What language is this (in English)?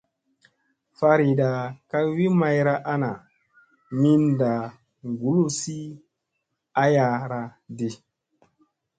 Musey